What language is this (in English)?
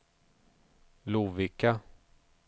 Swedish